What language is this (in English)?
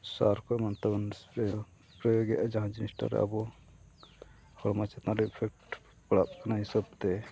Santali